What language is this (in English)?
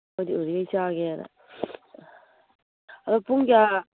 Manipuri